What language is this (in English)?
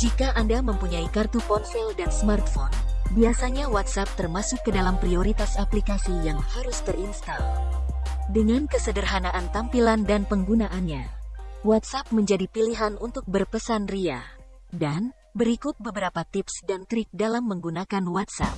Indonesian